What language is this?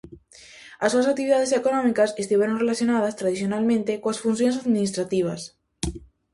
Galician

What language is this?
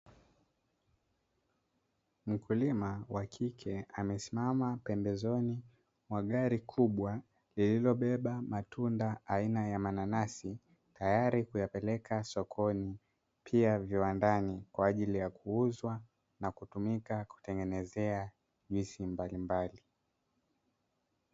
Swahili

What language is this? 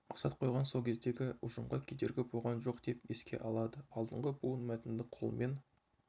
Kazakh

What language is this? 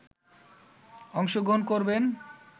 Bangla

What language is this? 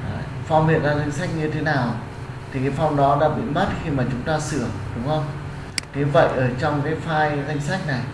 Vietnamese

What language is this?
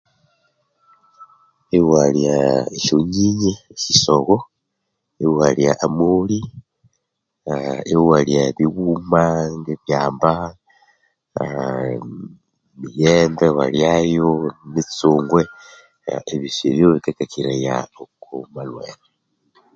Konzo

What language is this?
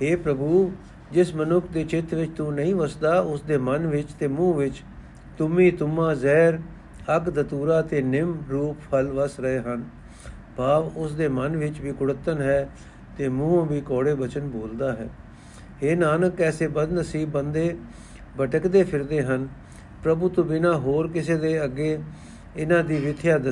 Punjabi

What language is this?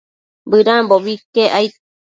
Matsés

